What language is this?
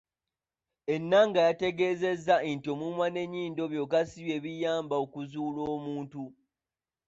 Ganda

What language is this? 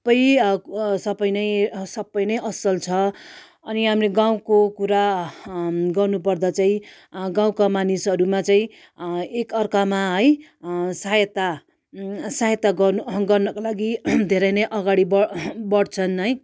Nepali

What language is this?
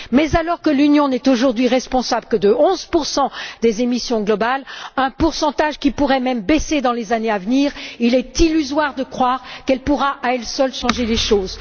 French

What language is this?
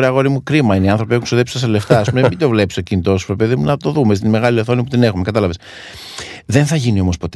Greek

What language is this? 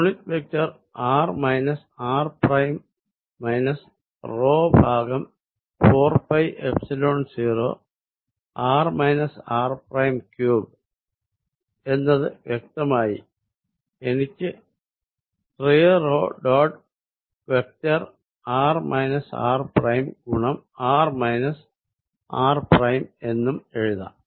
Malayalam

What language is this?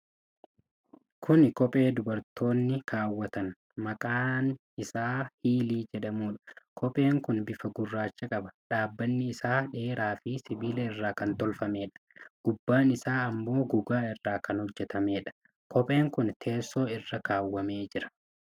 Oromo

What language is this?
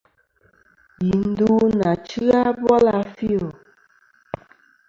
Kom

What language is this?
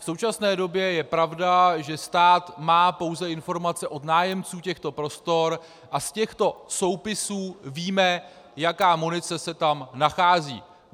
Czech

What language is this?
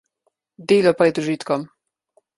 Slovenian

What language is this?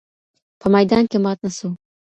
Pashto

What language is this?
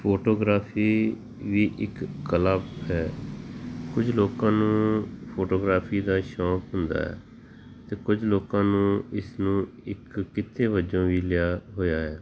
Punjabi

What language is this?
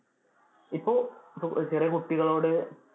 Malayalam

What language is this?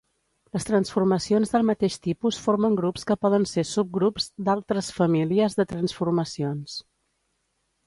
Catalan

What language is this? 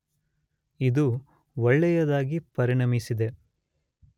Kannada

